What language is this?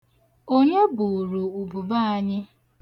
Igbo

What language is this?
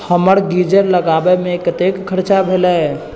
Maithili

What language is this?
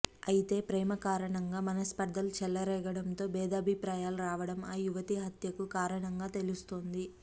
Telugu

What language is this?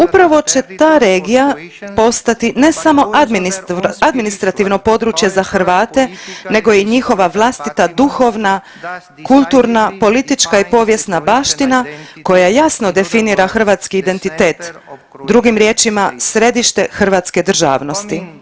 Croatian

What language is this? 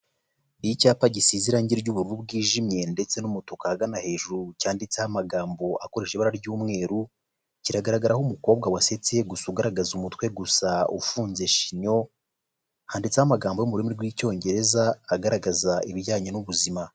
Kinyarwanda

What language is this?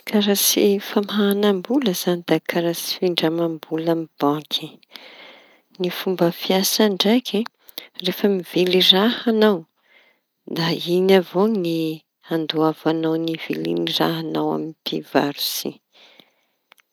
Tanosy Malagasy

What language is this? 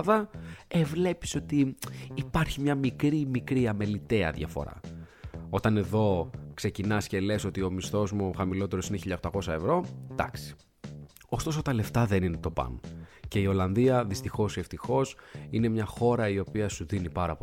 Greek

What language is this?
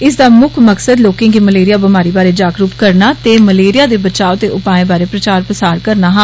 Dogri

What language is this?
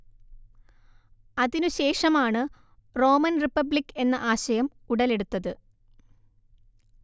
Malayalam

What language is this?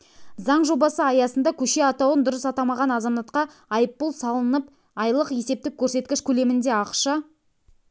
Kazakh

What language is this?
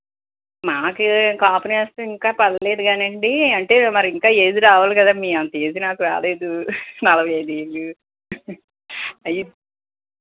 Telugu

